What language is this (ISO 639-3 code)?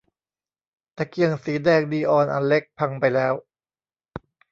tha